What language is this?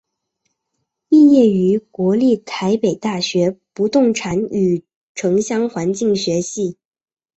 Chinese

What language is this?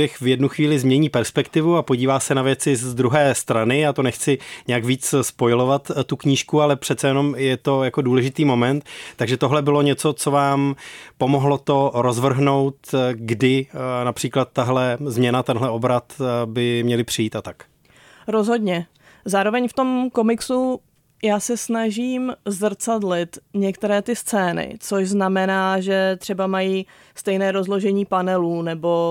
Czech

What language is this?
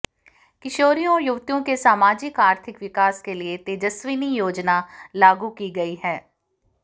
Hindi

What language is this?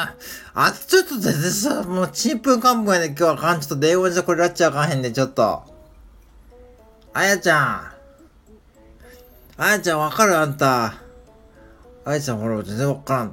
Japanese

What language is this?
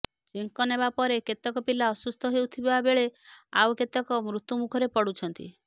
Odia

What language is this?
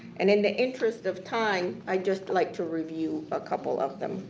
English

